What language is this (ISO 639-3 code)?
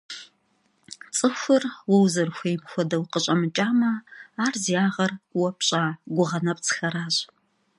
kbd